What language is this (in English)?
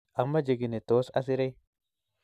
Kalenjin